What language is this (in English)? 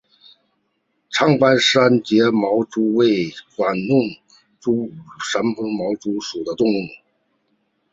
Chinese